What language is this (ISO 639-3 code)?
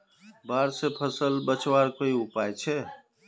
mag